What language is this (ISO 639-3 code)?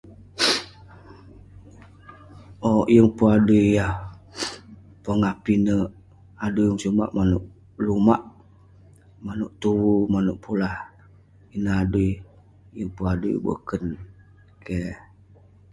pne